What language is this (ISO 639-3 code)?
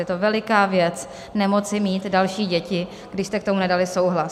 ces